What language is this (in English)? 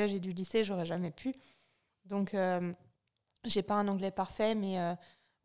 French